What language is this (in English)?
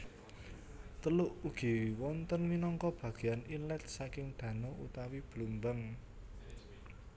Javanese